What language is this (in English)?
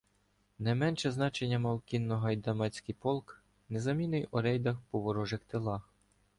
Ukrainian